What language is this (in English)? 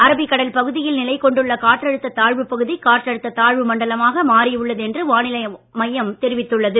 Tamil